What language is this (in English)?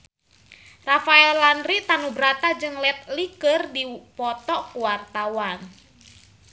Sundanese